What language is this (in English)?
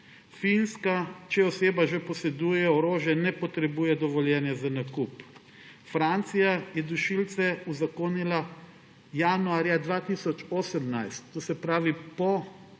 Slovenian